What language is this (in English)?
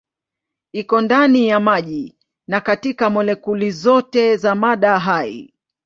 Swahili